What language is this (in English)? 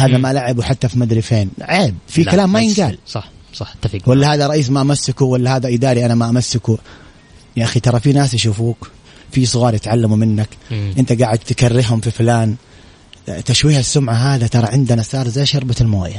Arabic